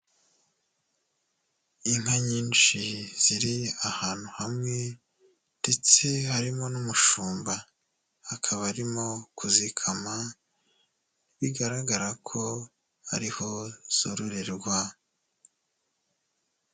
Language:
Kinyarwanda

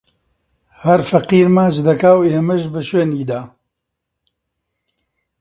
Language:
Central Kurdish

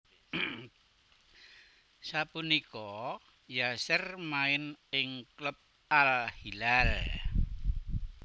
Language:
Javanese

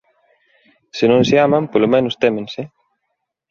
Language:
Galician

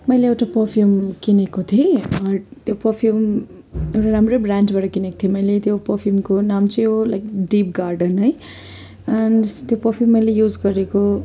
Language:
Nepali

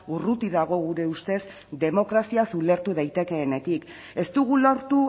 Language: Basque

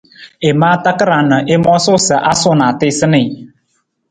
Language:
Nawdm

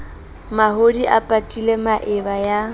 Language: Southern Sotho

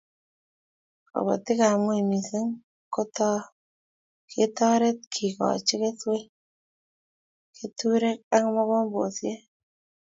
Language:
Kalenjin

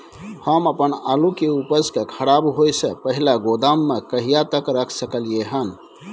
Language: Maithili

